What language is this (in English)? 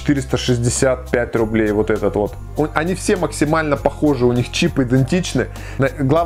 Russian